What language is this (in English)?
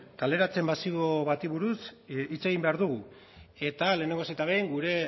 Basque